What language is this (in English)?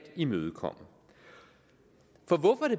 Danish